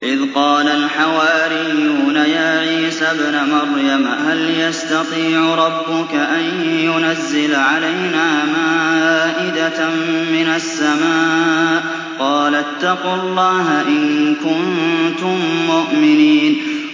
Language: Arabic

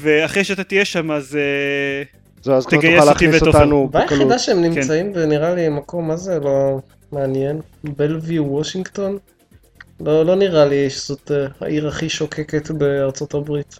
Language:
Hebrew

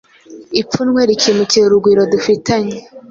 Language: Kinyarwanda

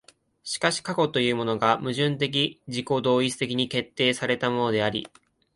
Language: Japanese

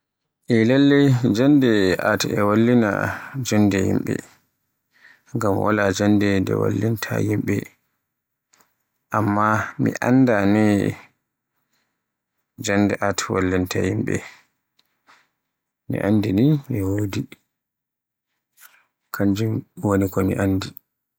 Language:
Borgu Fulfulde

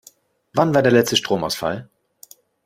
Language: German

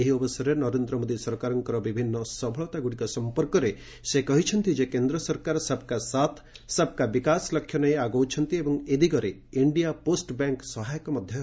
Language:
Odia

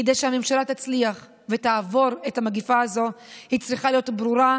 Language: Hebrew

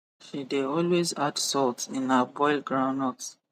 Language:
Nigerian Pidgin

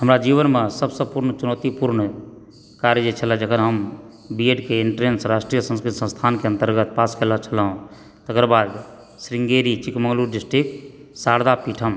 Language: Maithili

